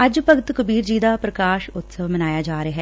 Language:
Punjabi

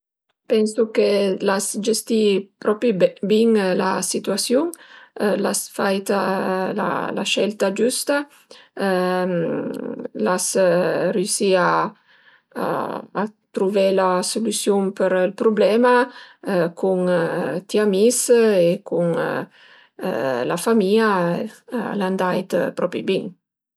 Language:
Piedmontese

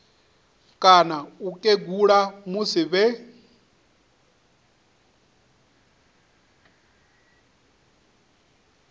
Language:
Venda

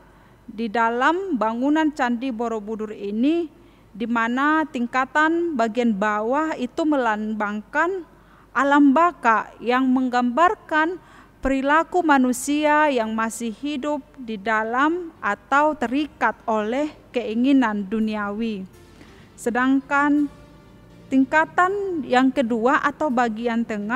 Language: Indonesian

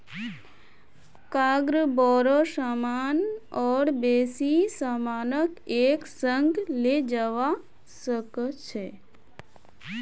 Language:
Magahi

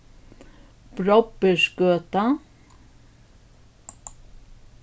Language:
Faroese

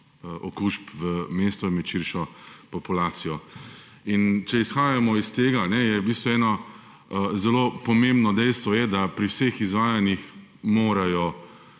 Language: Slovenian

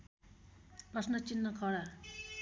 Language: Nepali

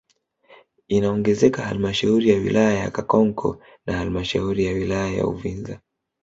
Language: Swahili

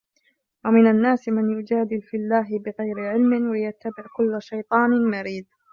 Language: Arabic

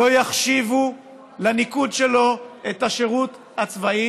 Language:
Hebrew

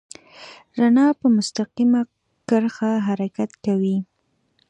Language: Pashto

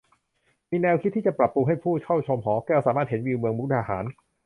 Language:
Thai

